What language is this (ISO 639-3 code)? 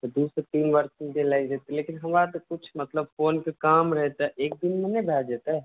mai